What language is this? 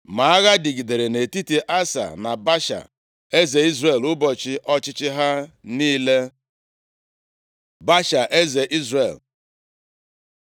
Igbo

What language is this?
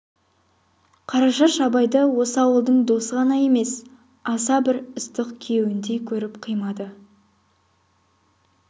Kazakh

